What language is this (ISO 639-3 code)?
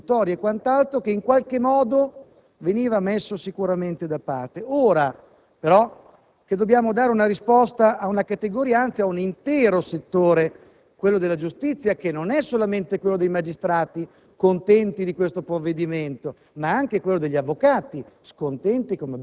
ita